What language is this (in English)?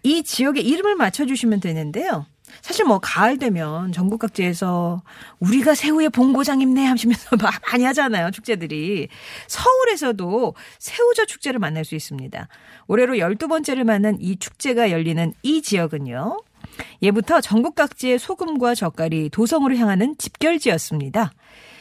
Korean